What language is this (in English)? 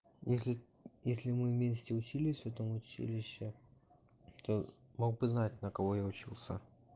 Russian